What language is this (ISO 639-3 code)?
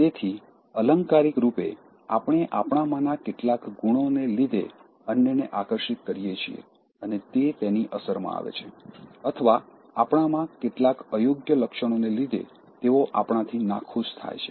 guj